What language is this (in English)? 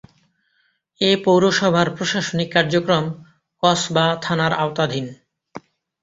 Bangla